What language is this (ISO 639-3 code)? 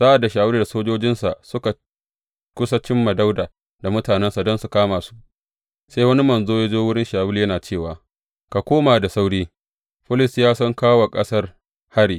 hau